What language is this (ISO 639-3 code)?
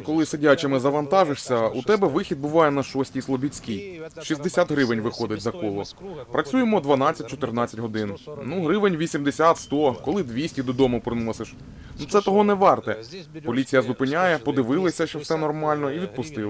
ukr